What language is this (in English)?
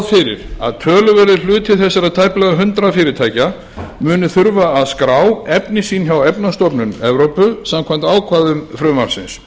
Icelandic